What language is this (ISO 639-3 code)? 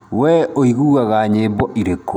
kik